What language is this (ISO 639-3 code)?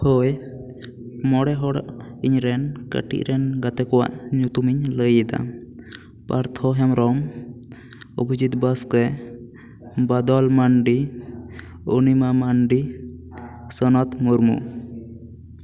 sat